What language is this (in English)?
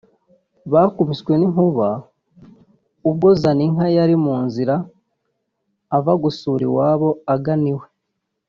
Kinyarwanda